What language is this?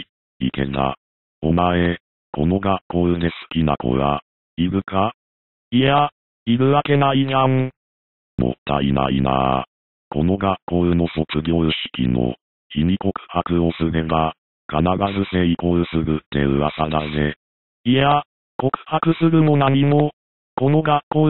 Japanese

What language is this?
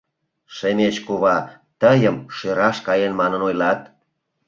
Mari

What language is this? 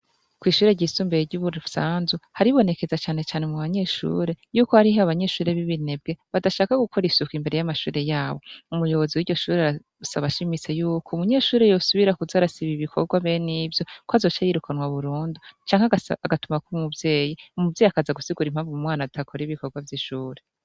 Rundi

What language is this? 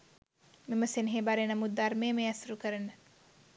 Sinhala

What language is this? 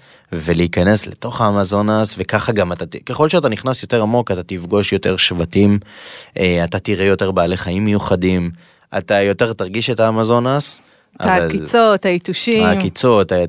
Hebrew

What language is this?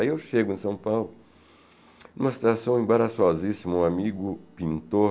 Portuguese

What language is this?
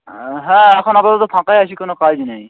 Bangla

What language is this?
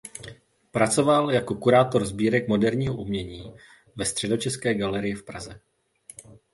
Czech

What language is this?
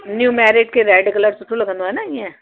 Sindhi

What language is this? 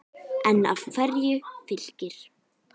Icelandic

